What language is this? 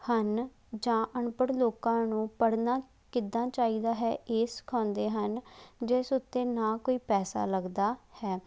Punjabi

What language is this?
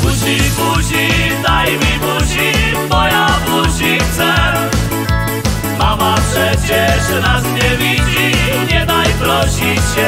Polish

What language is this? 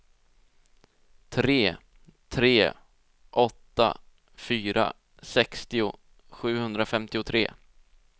Swedish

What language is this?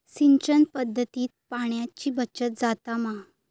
Marathi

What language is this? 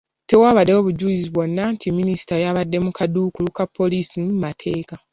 Ganda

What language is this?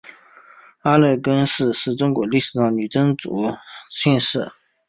Chinese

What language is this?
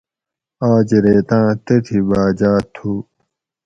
Gawri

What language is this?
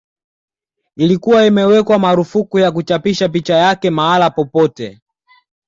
Swahili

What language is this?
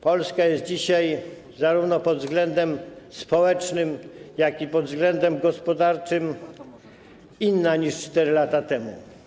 Polish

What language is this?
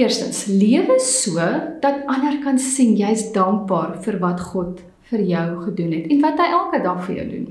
Dutch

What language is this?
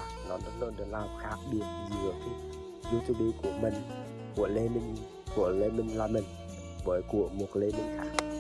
Vietnamese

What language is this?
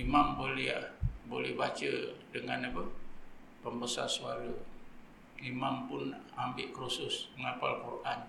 Malay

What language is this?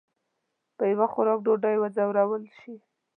Pashto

